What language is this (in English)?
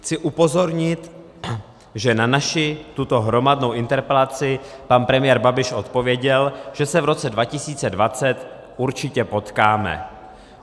Czech